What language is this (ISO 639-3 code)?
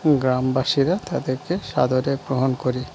ben